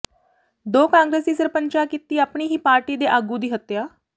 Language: Punjabi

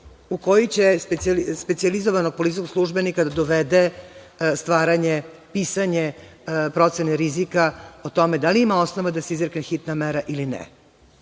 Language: Serbian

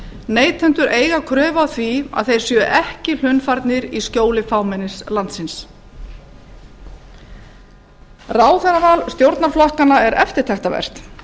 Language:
Icelandic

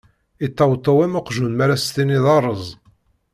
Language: Kabyle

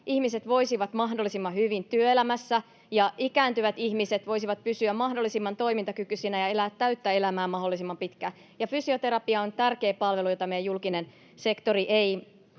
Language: Finnish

